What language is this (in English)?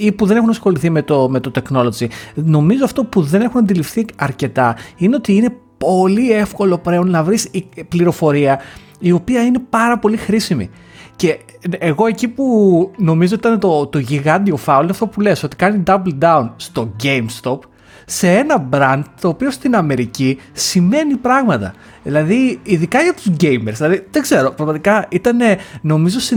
Greek